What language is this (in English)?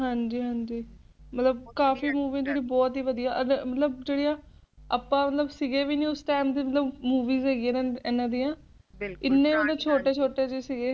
Punjabi